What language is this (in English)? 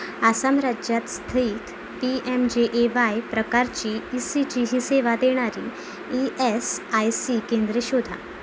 Marathi